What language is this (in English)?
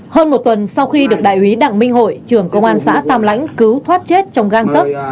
Vietnamese